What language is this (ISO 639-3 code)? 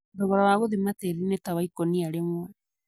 kik